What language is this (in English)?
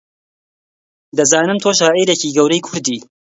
Central Kurdish